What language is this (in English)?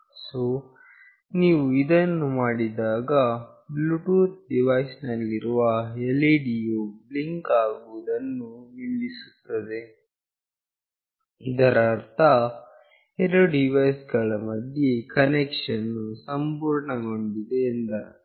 Kannada